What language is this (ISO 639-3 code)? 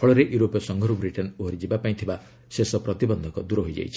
ori